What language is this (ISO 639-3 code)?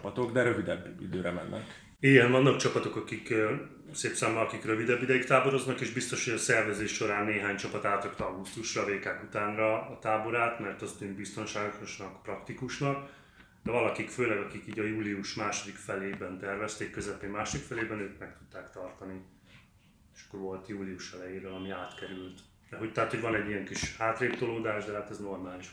hun